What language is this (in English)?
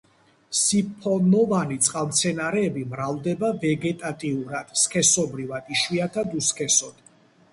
Georgian